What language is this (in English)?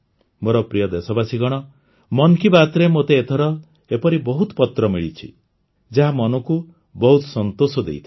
Odia